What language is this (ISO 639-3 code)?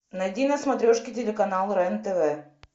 rus